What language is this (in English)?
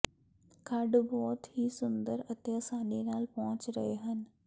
Punjabi